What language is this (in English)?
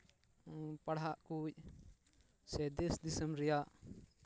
Santali